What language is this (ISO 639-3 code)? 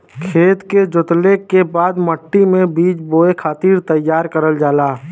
bho